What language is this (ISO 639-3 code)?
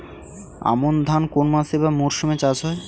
ben